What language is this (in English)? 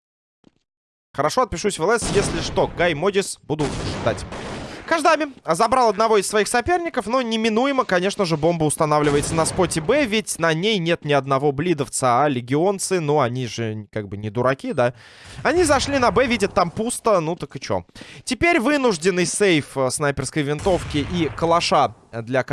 Russian